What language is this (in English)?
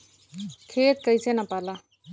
Bhojpuri